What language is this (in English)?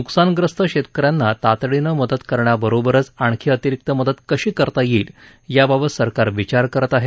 Marathi